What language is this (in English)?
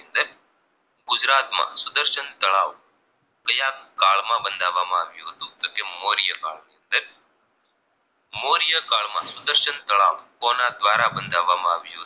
Gujarati